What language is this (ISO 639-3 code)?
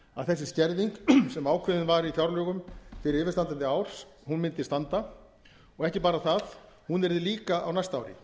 isl